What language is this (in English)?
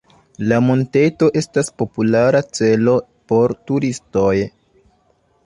Esperanto